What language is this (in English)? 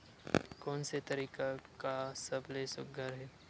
Chhattisgarhi